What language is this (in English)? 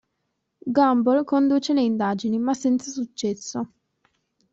Italian